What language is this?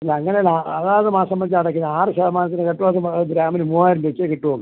Malayalam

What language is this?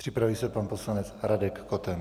Czech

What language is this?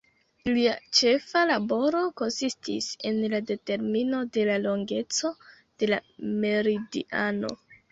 Esperanto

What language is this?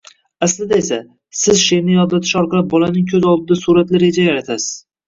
Uzbek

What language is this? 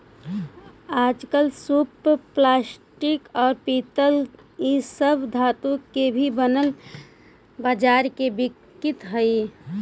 Magahi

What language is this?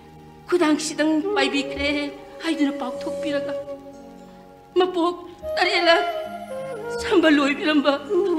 Arabic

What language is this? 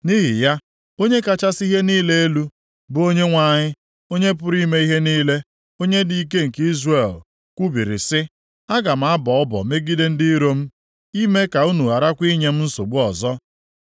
Igbo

